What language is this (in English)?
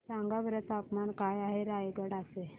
Marathi